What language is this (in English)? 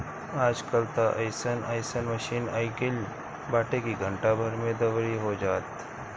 Bhojpuri